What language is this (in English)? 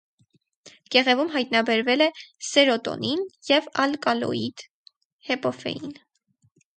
Armenian